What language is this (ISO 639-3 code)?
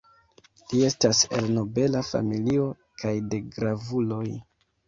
epo